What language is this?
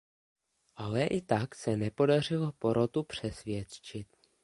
Czech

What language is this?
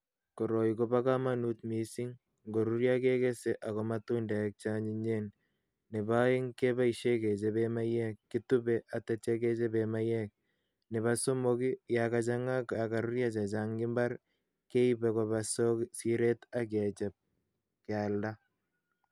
Kalenjin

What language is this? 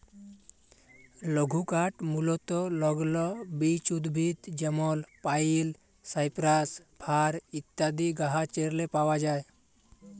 Bangla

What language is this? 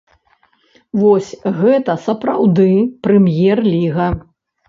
Belarusian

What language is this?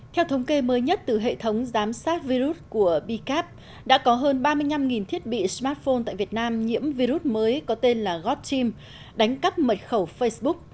Vietnamese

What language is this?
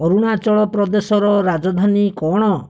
Odia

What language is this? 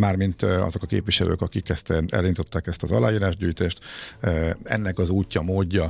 Hungarian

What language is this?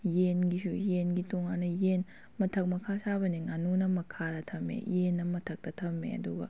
Manipuri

